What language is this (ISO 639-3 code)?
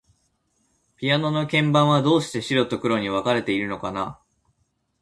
jpn